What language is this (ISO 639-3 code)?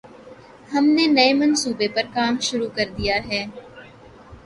urd